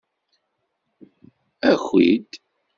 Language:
Kabyle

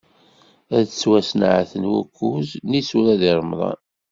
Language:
Kabyle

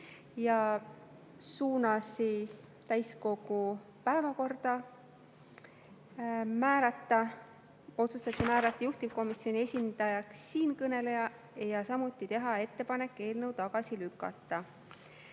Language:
Estonian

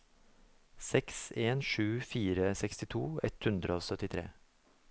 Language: Norwegian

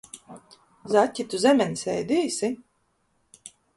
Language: Latvian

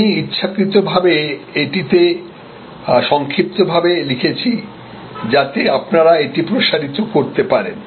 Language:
Bangla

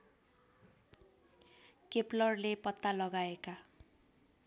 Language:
Nepali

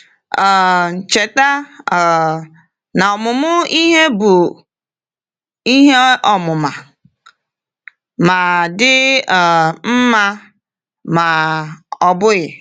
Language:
Igbo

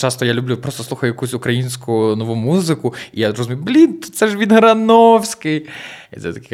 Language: Ukrainian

